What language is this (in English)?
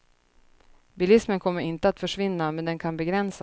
Swedish